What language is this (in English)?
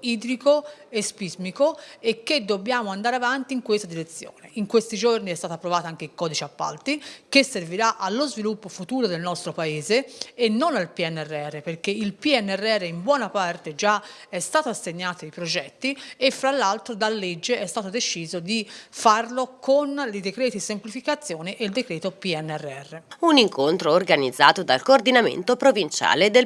Italian